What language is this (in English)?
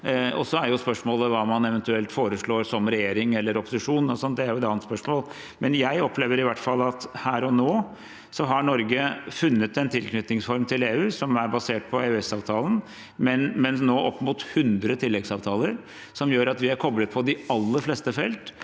Norwegian